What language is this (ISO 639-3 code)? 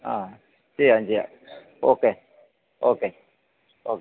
mal